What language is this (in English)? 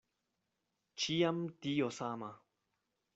Esperanto